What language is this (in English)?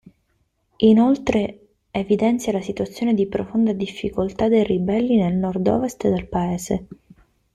Italian